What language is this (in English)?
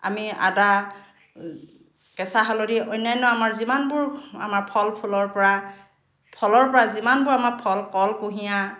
Assamese